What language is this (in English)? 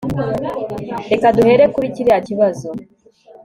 Kinyarwanda